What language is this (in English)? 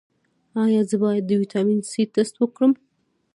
Pashto